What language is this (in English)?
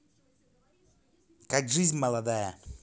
Russian